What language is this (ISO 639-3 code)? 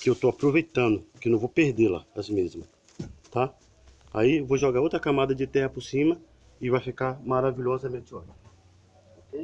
por